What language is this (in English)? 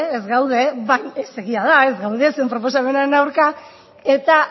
Basque